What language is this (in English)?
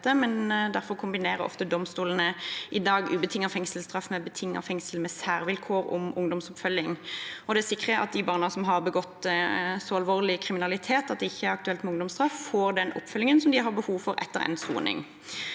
Norwegian